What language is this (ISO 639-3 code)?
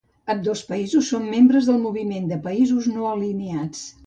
cat